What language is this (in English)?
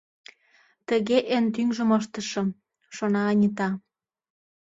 Mari